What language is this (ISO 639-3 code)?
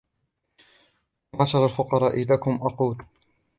ara